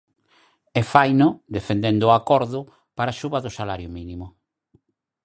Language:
Galician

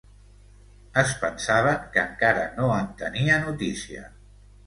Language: Catalan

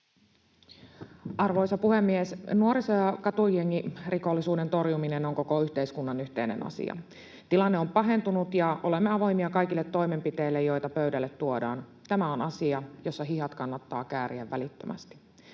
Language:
Finnish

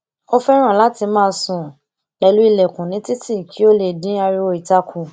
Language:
Yoruba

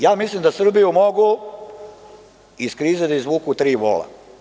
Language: Serbian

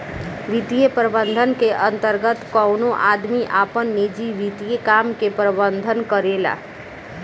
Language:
Bhojpuri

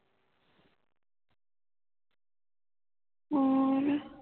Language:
Punjabi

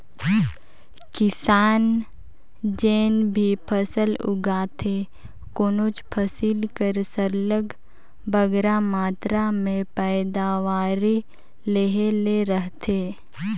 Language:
Chhattisgarhi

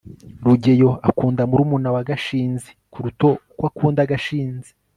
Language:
Kinyarwanda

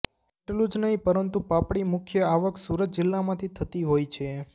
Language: Gujarati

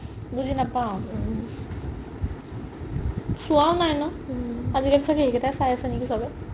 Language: Assamese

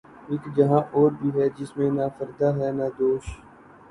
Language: Urdu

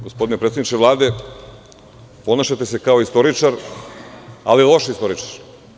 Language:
Serbian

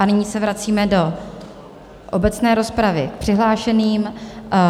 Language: Czech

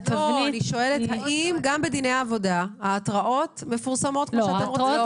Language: Hebrew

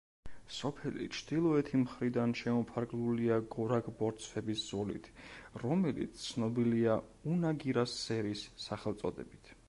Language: Georgian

